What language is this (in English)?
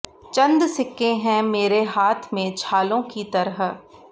Hindi